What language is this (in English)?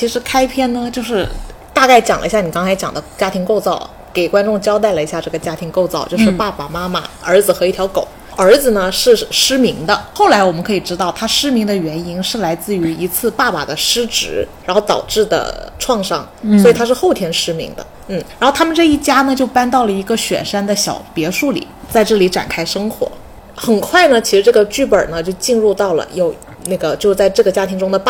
Chinese